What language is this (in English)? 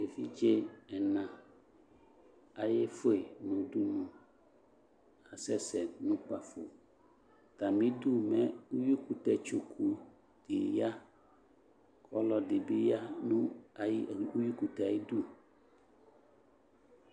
Ikposo